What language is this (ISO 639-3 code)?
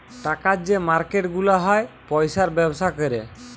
ben